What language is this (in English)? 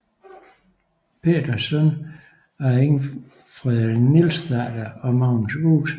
Danish